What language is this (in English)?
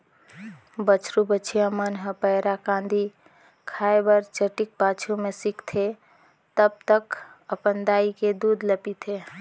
Chhattisgarhi